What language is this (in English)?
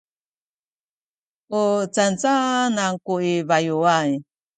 Sakizaya